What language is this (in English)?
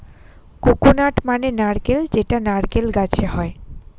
Bangla